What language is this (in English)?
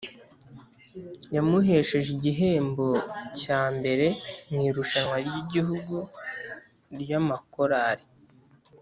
Kinyarwanda